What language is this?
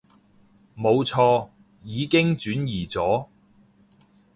Cantonese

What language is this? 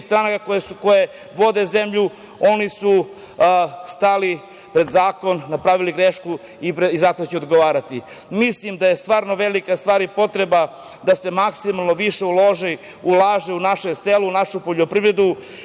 Serbian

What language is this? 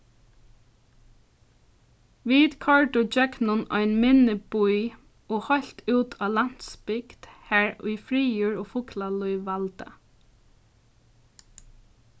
Faroese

